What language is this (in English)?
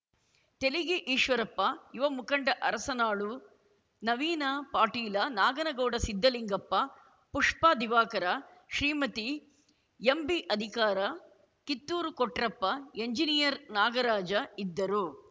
Kannada